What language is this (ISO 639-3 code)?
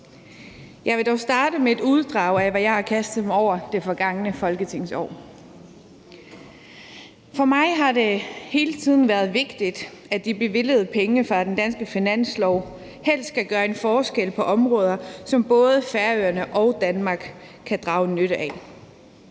dan